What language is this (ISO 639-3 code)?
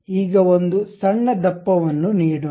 kan